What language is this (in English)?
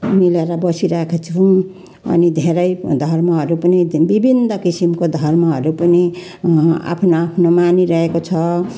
Nepali